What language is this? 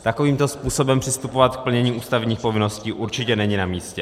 Czech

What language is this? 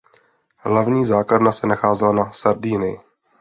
Czech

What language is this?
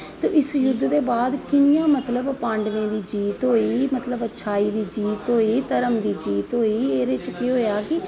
Dogri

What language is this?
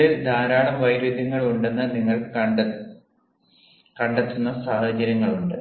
Malayalam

